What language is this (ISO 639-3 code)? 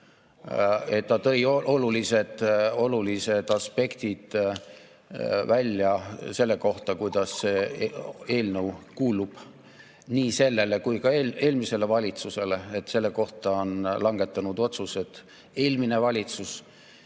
est